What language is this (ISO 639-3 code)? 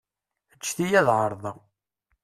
kab